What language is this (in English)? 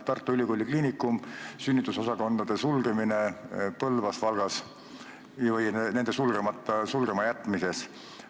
Estonian